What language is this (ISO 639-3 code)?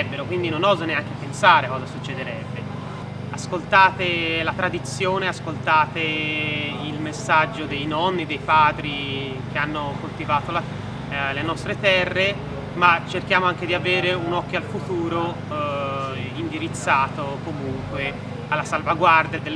ita